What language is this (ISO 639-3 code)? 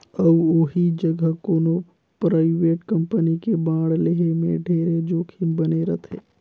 hne